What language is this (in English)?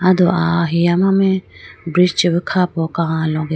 Idu-Mishmi